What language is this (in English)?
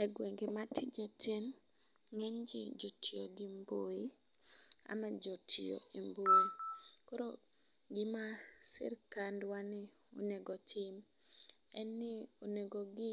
Luo (Kenya and Tanzania)